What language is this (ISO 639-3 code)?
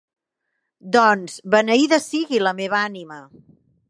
cat